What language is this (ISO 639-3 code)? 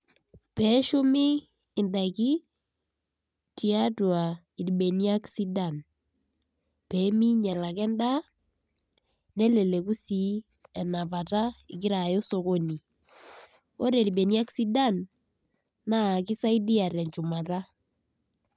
mas